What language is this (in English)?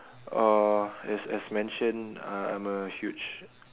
English